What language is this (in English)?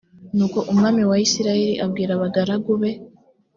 Kinyarwanda